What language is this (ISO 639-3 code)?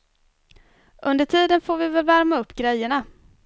swe